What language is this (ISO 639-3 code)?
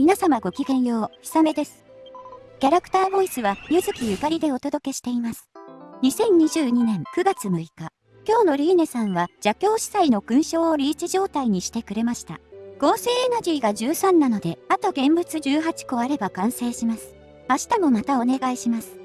jpn